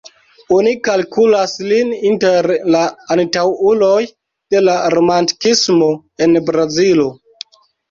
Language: Esperanto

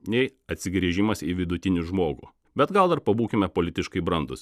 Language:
Lithuanian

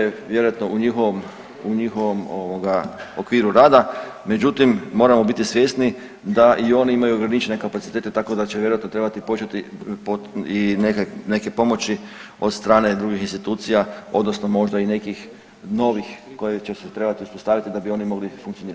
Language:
Croatian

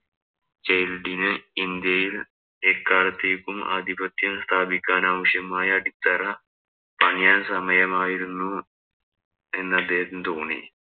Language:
Malayalam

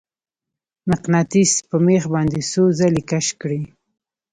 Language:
Pashto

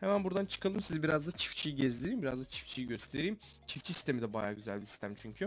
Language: Turkish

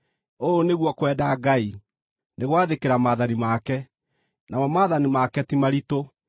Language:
Kikuyu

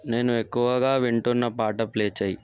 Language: Telugu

